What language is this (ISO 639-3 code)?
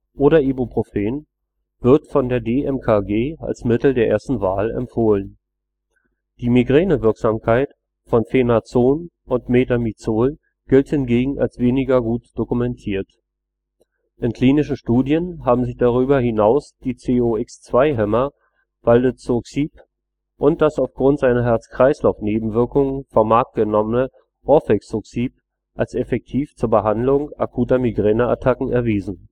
deu